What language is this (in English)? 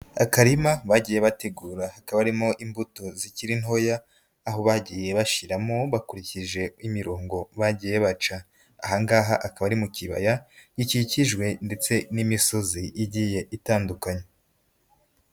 Kinyarwanda